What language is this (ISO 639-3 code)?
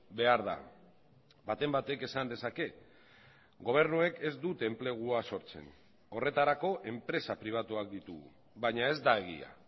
eus